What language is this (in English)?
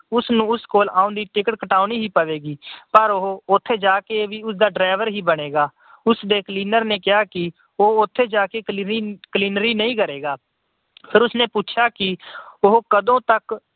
Punjabi